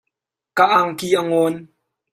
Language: Hakha Chin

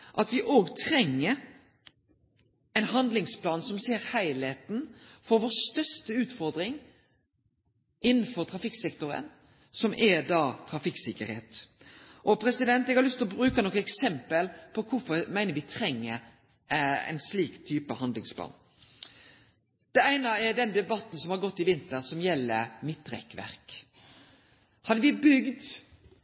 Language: Norwegian Nynorsk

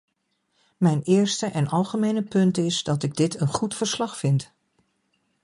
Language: Dutch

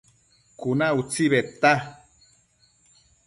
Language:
Matsés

